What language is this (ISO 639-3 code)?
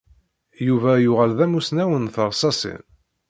kab